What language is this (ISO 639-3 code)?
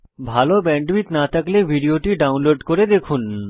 ben